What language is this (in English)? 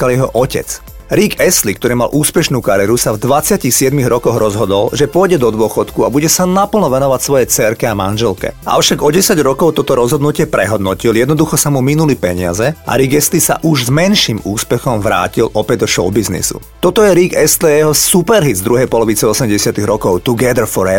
Slovak